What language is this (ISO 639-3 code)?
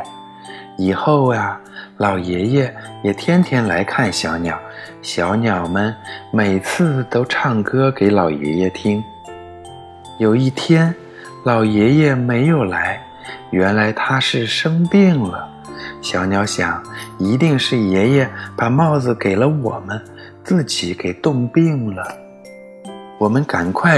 zho